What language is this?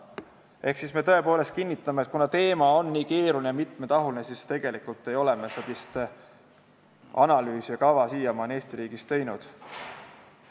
Estonian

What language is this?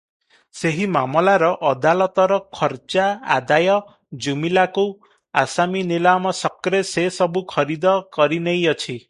Odia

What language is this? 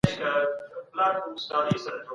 Pashto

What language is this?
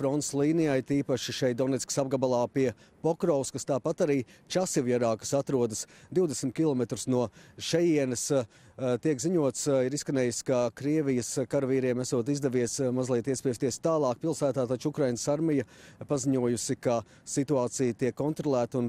Latvian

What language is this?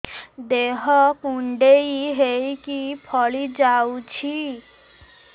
Odia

